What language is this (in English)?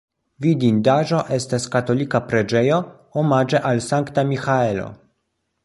Esperanto